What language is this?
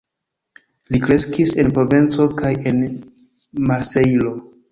Esperanto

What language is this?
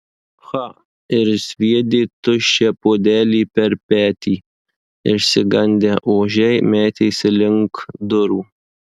Lithuanian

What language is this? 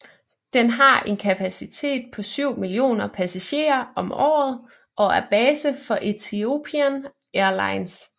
Danish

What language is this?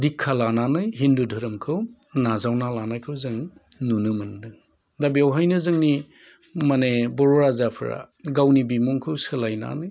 Bodo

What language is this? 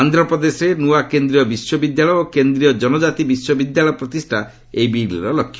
Odia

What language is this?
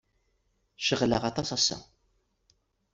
Kabyle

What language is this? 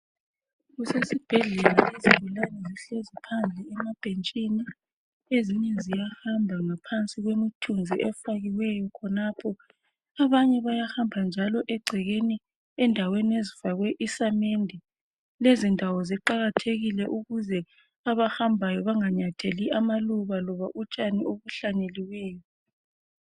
North Ndebele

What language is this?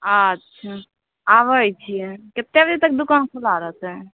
Maithili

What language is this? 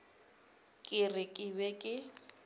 Northern Sotho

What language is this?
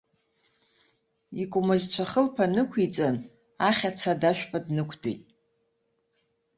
Abkhazian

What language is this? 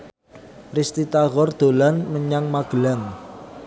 Javanese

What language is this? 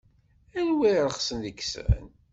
Kabyle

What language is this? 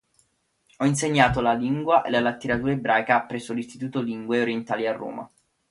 Italian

